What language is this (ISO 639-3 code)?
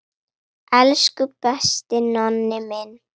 isl